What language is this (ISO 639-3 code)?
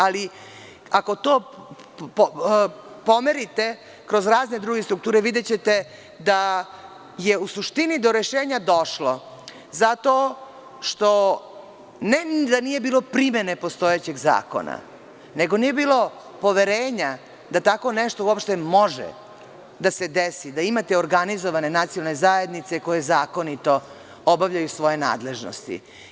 srp